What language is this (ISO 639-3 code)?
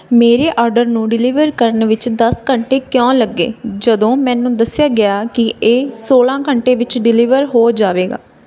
pan